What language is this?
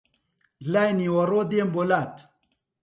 Central Kurdish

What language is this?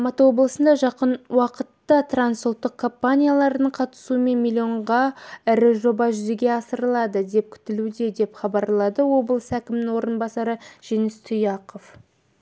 Kazakh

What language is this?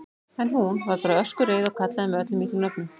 Icelandic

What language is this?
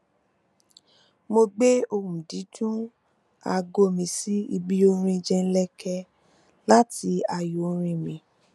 Yoruba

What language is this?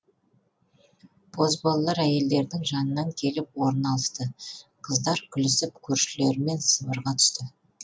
Kazakh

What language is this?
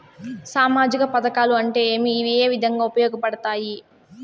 Telugu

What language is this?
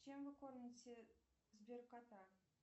Russian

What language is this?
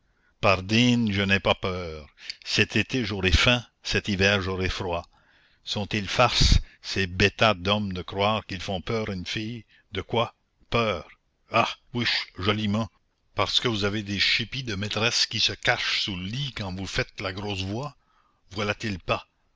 French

